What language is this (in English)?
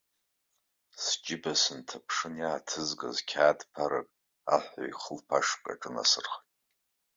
Abkhazian